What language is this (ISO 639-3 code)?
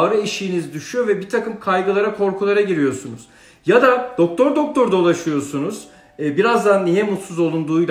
tur